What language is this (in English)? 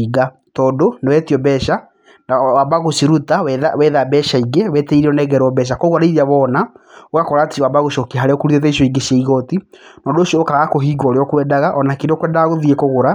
Kikuyu